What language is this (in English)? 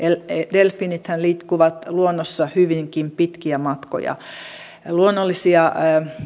Finnish